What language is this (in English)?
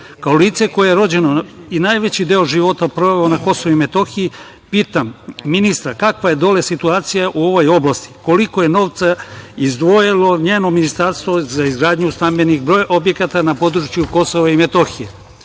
Serbian